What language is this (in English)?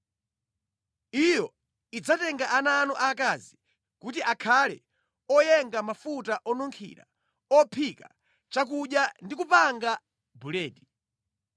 Nyanja